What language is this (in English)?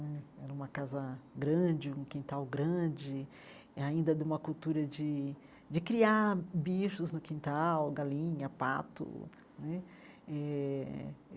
Portuguese